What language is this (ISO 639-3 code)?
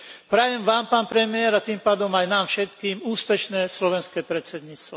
slk